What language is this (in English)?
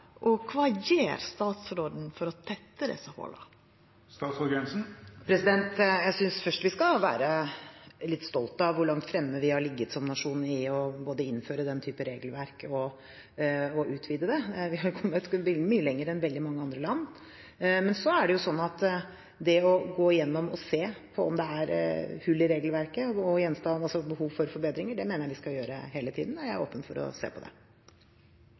Norwegian